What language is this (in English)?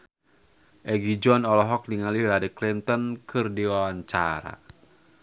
Sundanese